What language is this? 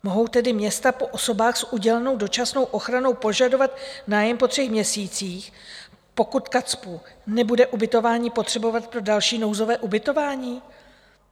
Czech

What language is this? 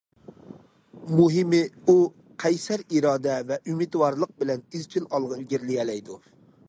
Uyghur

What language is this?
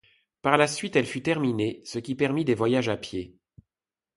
French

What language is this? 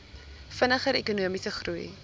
Afrikaans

